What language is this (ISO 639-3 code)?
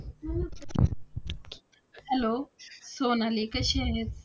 mar